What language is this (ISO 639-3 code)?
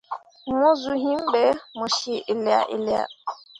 mua